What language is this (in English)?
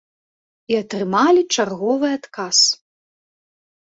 Belarusian